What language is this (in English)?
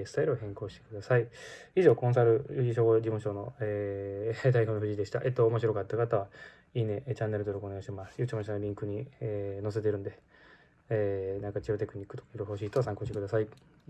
Japanese